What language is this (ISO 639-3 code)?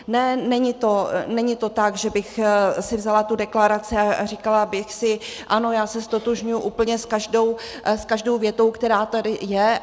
ces